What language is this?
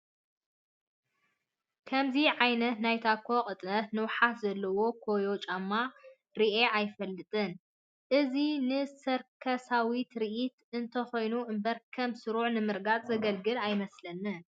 Tigrinya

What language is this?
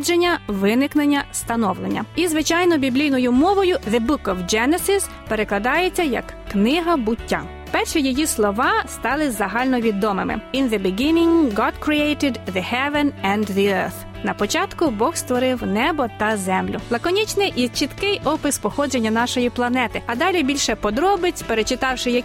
Ukrainian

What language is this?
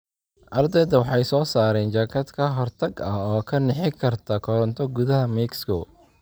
Somali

